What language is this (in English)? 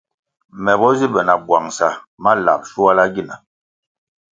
Kwasio